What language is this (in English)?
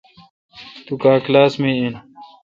Kalkoti